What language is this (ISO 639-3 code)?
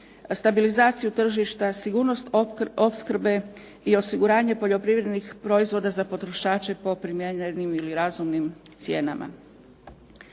hrv